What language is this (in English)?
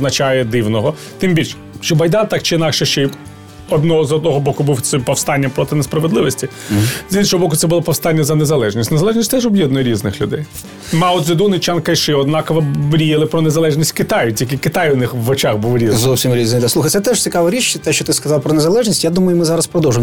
Ukrainian